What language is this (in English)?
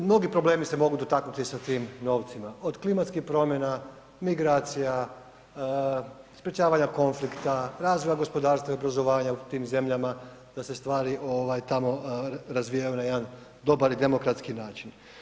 Croatian